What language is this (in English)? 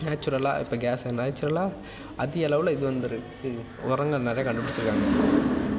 Tamil